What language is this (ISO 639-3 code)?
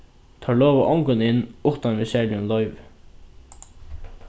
fao